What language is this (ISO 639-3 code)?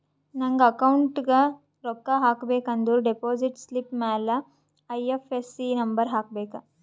kan